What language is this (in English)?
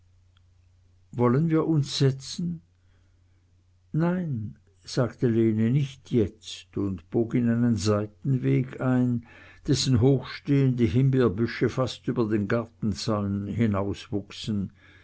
German